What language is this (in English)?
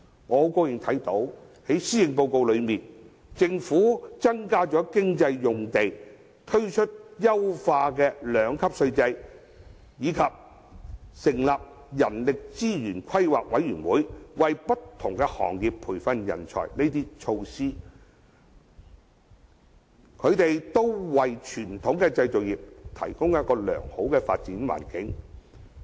Cantonese